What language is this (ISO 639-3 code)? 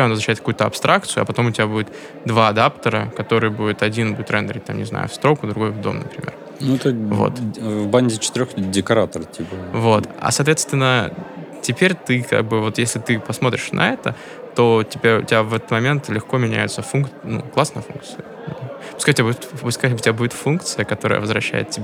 rus